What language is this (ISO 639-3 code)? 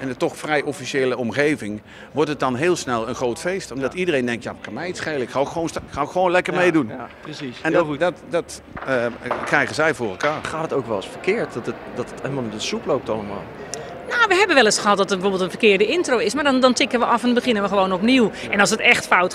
nld